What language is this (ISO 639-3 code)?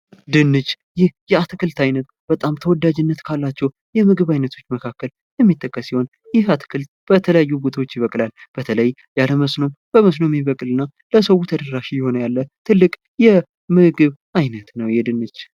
amh